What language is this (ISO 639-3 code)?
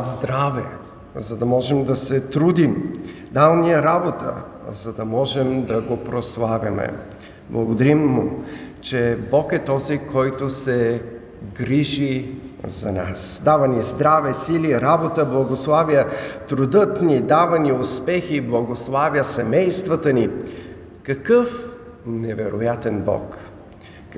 bul